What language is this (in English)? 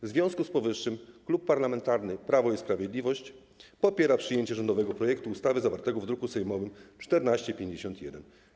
Polish